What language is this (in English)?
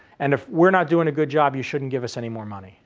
English